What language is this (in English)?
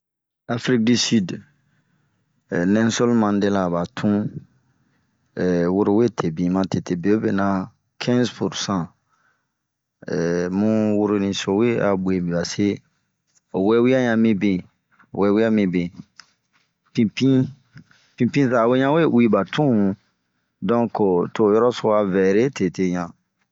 Bomu